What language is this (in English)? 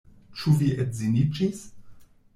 Esperanto